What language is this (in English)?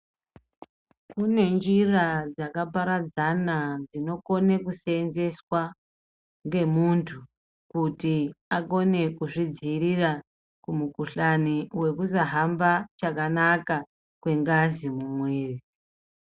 Ndau